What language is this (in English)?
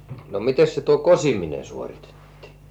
Finnish